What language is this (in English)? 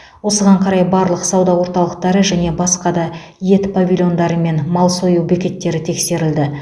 Kazakh